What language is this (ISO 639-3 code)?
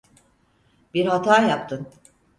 tur